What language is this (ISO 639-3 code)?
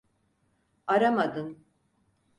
tur